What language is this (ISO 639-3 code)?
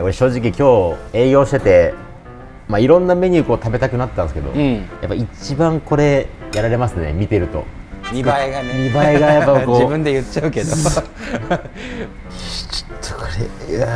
jpn